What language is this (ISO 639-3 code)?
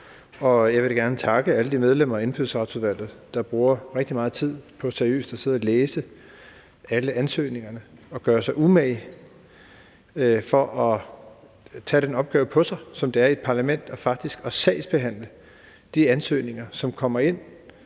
dan